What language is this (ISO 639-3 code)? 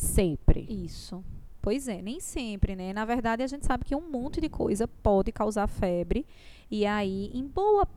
por